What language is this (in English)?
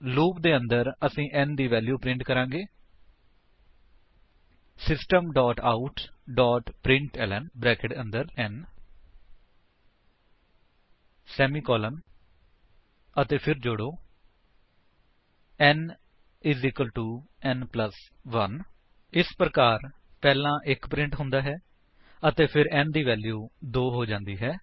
Punjabi